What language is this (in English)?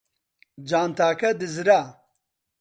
Central Kurdish